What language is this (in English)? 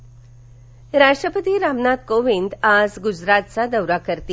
Marathi